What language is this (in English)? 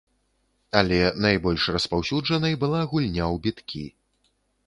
Belarusian